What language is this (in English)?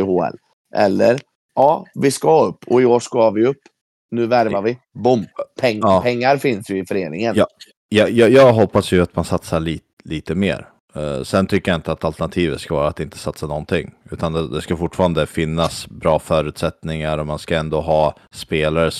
Swedish